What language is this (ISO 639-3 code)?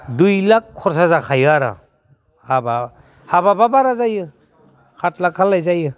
brx